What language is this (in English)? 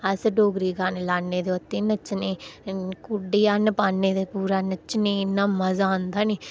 Dogri